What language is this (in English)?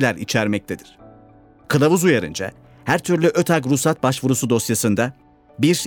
Turkish